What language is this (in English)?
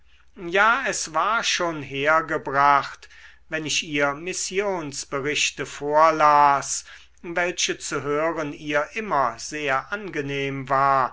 German